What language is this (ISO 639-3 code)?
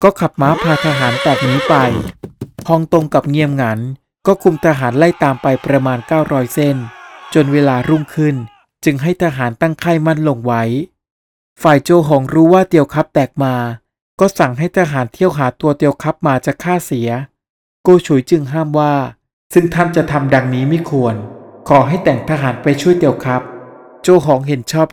tha